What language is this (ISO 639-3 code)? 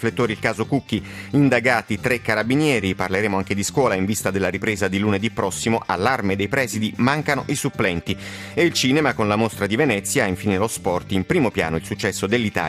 ita